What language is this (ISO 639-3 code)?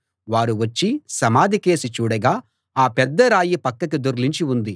tel